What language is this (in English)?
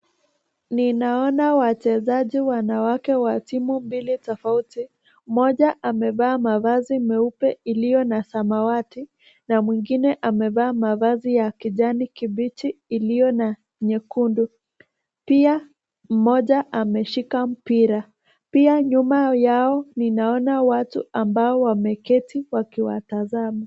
Swahili